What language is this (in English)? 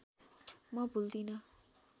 Nepali